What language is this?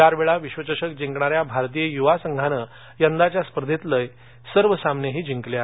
Marathi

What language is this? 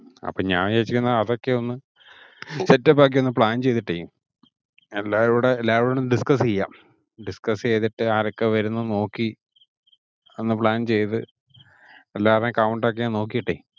Malayalam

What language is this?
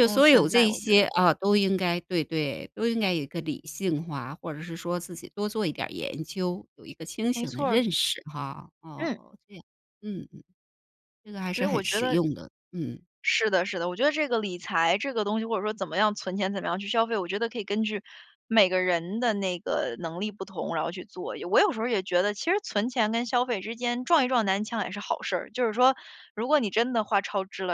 Chinese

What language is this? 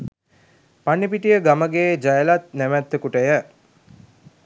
Sinhala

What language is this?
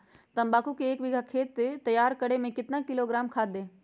Magahi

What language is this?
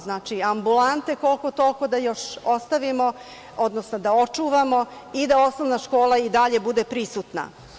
Serbian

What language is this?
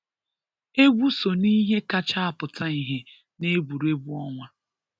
Igbo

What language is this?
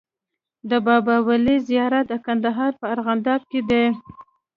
Pashto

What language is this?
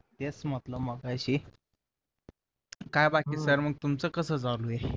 Marathi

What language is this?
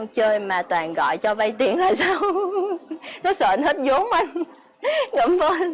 Vietnamese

